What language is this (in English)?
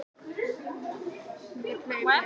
Icelandic